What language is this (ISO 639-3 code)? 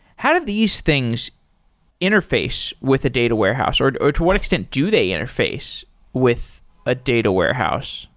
eng